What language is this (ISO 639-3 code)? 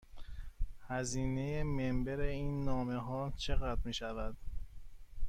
fas